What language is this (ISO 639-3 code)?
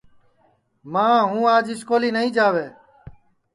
ssi